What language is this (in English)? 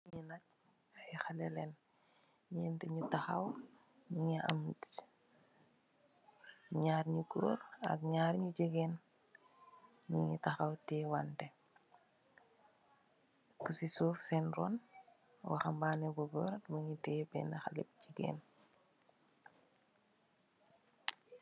Wolof